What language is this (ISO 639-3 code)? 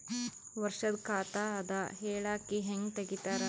kan